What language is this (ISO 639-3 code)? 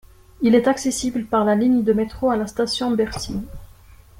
fra